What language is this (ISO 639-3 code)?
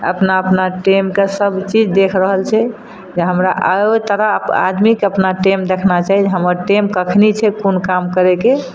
mai